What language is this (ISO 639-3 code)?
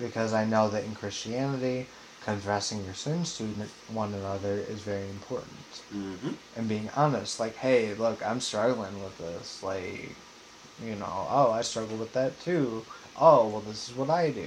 eng